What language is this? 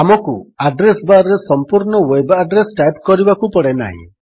Odia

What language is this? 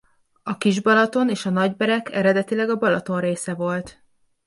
Hungarian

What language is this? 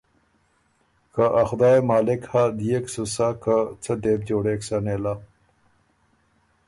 Ormuri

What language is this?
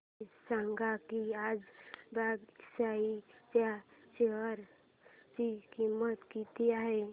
Marathi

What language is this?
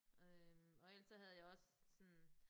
Danish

